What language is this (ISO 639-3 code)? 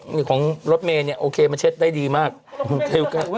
tha